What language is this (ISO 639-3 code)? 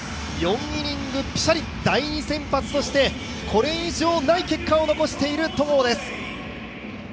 jpn